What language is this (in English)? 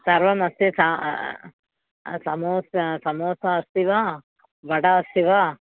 Sanskrit